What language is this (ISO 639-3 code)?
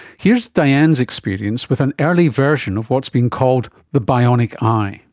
eng